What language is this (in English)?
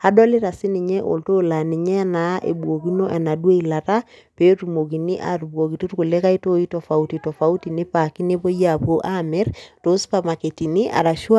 Masai